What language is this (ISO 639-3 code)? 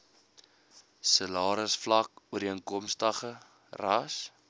afr